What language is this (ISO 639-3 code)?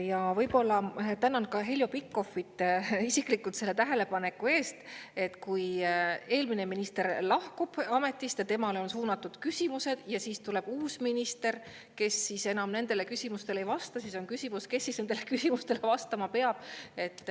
est